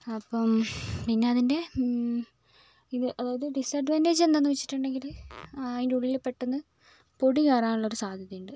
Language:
Malayalam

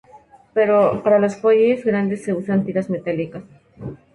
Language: Spanish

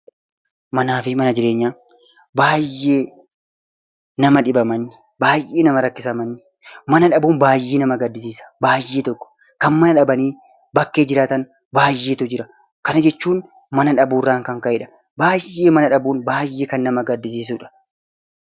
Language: Oromo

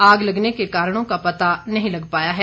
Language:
Hindi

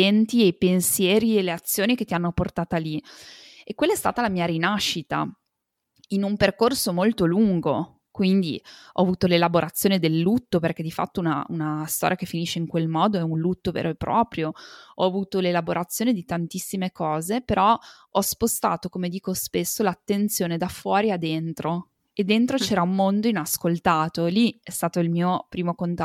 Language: Italian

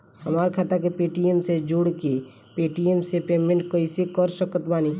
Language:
Bhojpuri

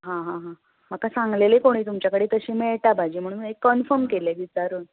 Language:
Konkani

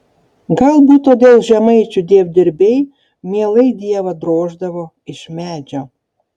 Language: Lithuanian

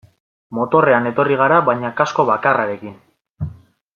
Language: Basque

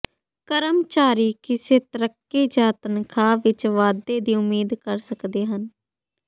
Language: Punjabi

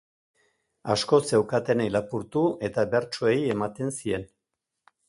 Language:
Basque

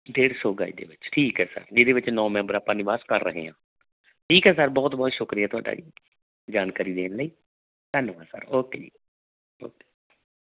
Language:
Punjabi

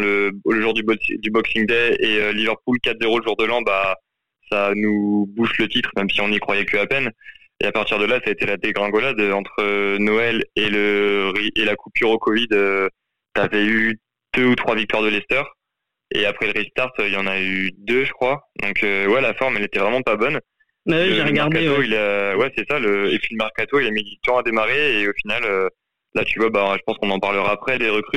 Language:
French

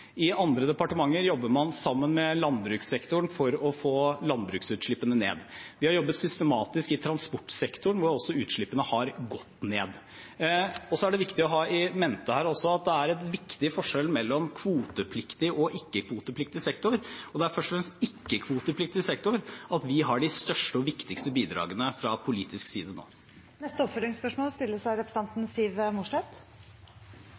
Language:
Norwegian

